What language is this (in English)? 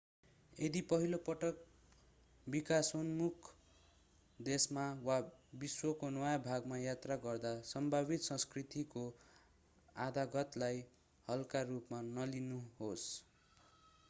Nepali